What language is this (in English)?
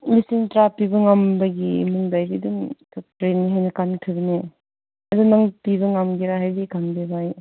Manipuri